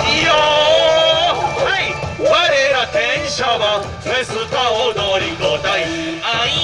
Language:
Japanese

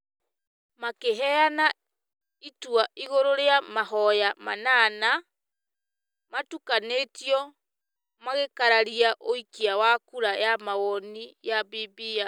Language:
Kikuyu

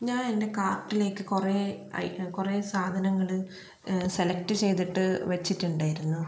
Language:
Malayalam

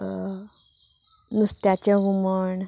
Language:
Konkani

